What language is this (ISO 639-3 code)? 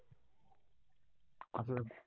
mar